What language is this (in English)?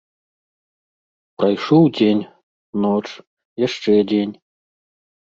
Belarusian